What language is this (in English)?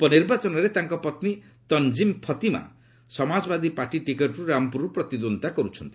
Odia